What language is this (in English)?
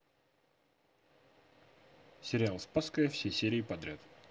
Russian